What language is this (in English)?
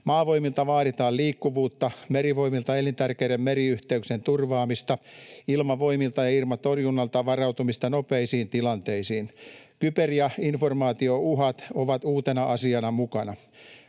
Finnish